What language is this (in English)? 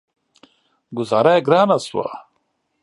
Pashto